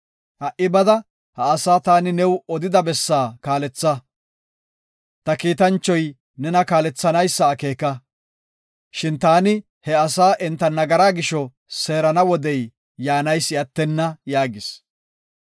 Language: Gofa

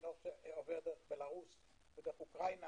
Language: Hebrew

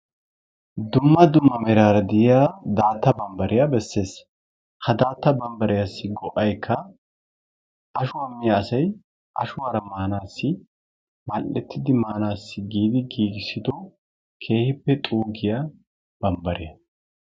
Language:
Wolaytta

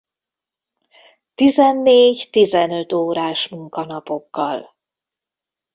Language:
Hungarian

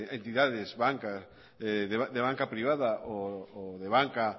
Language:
Spanish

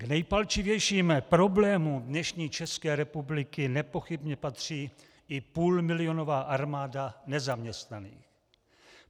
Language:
Czech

